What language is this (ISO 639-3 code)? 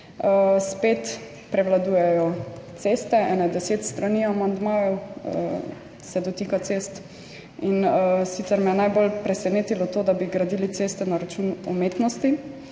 slv